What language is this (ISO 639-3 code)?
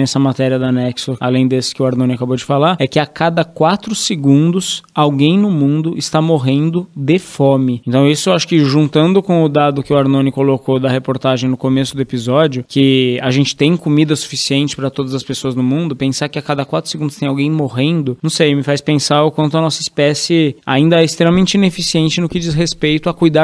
por